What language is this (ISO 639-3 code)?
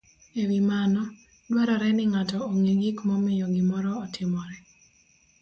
luo